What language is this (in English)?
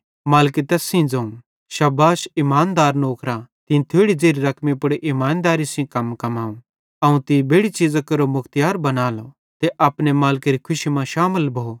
Bhadrawahi